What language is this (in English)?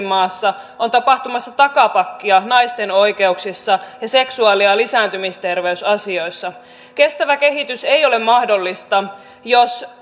Finnish